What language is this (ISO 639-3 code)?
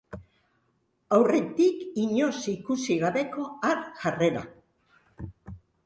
eus